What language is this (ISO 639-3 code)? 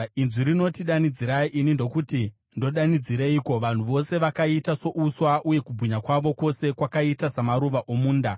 sna